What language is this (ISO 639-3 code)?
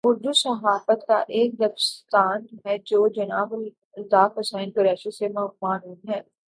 urd